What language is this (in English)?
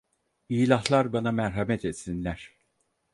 Turkish